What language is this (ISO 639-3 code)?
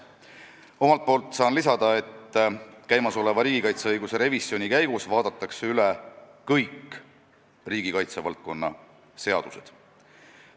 est